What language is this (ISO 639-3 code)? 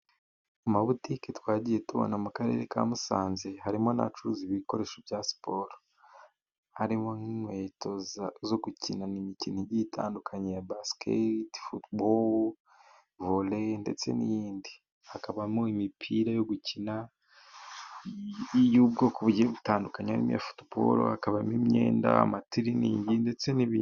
kin